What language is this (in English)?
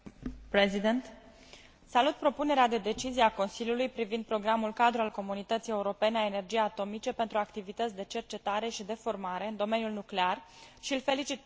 Romanian